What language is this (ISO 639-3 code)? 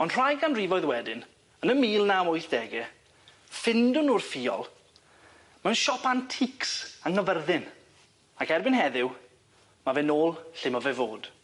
cym